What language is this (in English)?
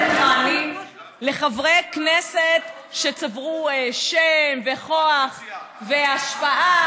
Hebrew